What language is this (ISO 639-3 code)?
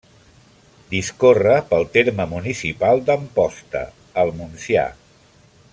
cat